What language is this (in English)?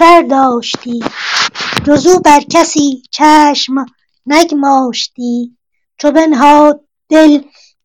Persian